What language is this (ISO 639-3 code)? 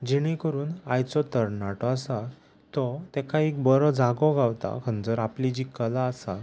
kok